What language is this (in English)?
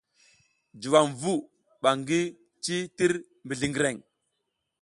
South Giziga